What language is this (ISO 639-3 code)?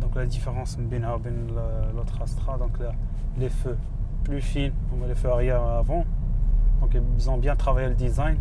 fra